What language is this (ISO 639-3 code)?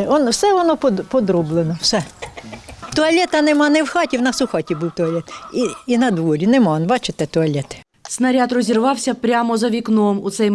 ukr